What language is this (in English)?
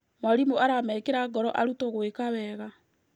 Kikuyu